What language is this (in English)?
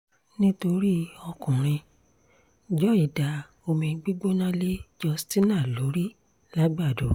Yoruba